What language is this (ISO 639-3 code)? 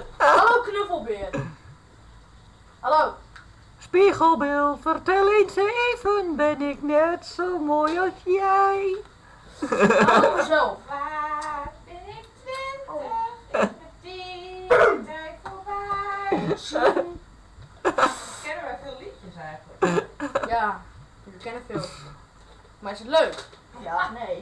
nld